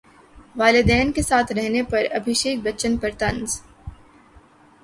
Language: Urdu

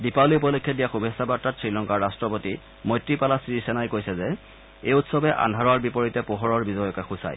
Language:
Assamese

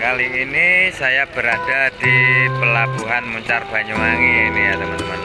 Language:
Indonesian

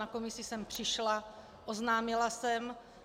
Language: Czech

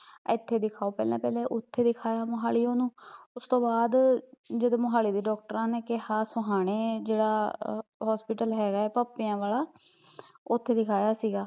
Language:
Punjabi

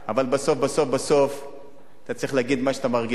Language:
Hebrew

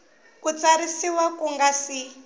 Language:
Tsonga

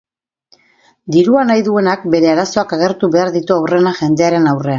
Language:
Basque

